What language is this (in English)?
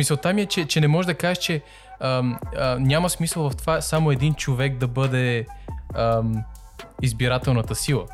Bulgarian